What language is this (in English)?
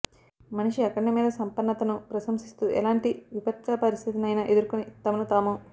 Telugu